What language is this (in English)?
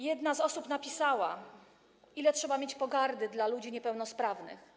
Polish